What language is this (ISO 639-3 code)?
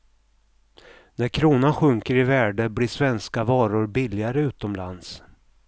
swe